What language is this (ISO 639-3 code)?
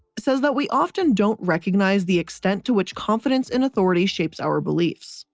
eng